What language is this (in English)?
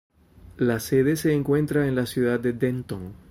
Spanish